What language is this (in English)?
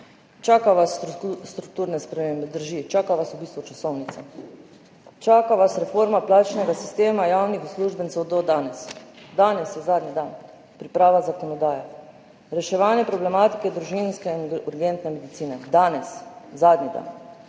Slovenian